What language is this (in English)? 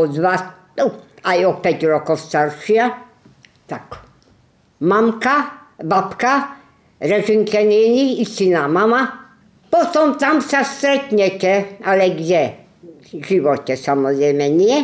Slovak